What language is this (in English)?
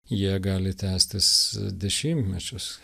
Lithuanian